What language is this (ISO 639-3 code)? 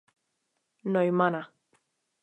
ces